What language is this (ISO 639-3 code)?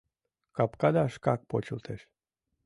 chm